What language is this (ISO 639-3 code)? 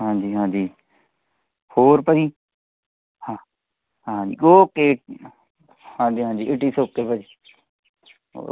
pan